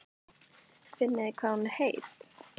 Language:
Icelandic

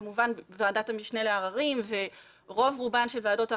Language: Hebrew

